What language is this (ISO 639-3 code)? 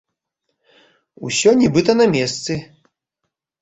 bel